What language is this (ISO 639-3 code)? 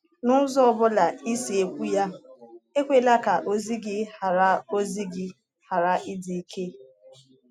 ibo